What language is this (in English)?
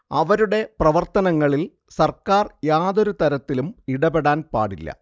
Malayalam